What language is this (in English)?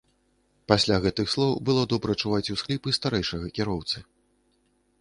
Belarusian